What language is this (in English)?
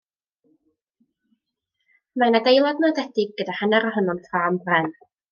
Welsh